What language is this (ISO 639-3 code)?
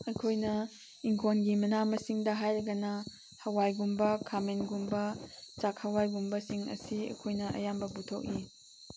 mni